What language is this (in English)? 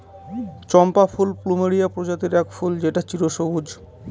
Bangla